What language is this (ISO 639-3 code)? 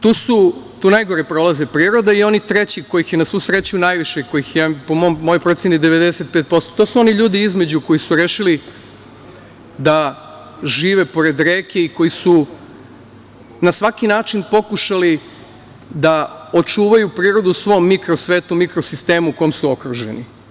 srp